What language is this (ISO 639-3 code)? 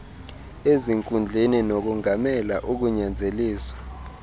xho